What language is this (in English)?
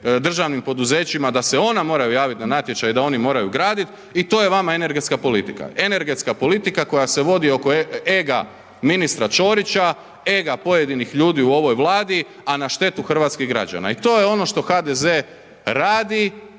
Croatian